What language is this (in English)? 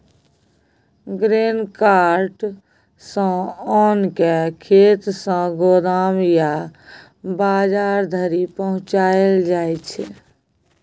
Maithili